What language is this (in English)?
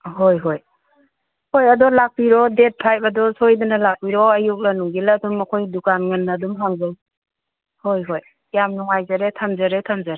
Manipuri